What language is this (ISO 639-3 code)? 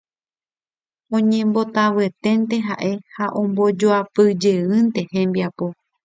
grn